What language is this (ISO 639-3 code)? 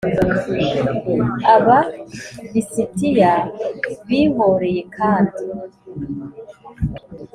kin